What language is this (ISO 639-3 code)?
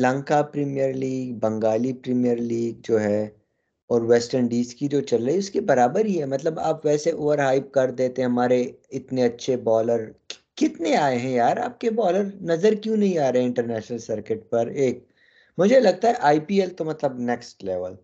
urd